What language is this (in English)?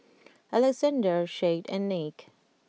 English